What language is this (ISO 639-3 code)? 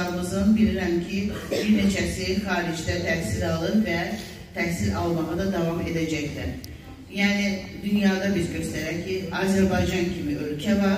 tur